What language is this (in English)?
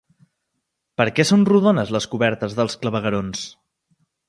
Catalan